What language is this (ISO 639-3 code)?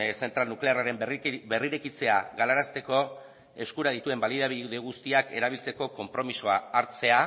eus